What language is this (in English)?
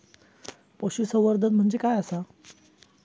Marathi